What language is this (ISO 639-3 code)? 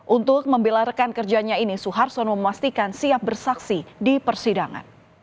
ind